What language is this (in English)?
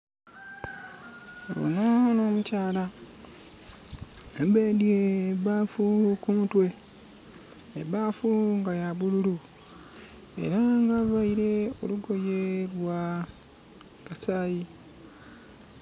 Soga